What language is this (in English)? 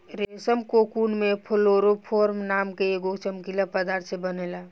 Bhojpuri